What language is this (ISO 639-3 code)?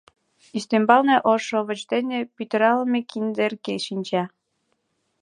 chm